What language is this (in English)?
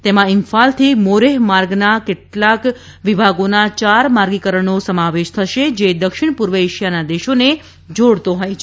Gujarati